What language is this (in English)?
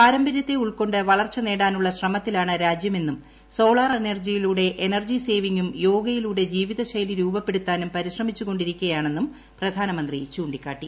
Malayalam